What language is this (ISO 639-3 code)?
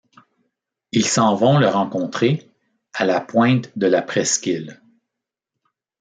fra